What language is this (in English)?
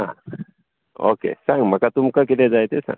Konkani